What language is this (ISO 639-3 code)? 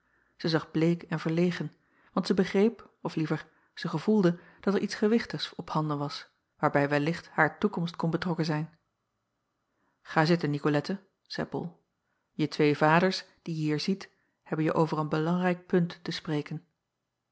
nld